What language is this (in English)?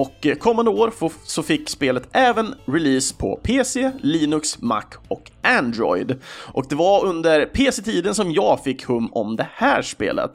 Swedish